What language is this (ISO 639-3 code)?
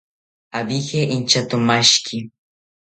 cpy